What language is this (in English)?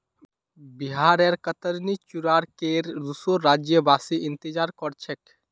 Magahi